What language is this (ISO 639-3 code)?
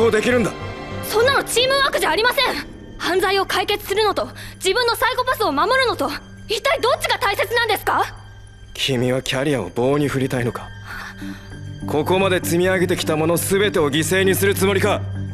jpn